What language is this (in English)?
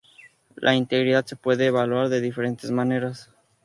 Spanish